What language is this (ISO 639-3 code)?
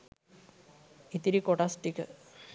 sin